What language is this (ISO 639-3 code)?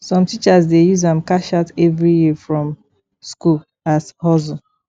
pcm